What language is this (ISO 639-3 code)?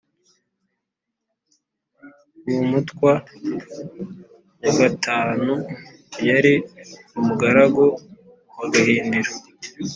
kin